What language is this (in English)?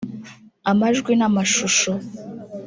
Kinyarwanda